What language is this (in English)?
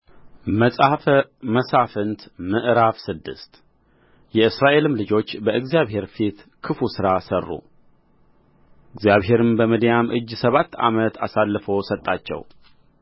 Amharic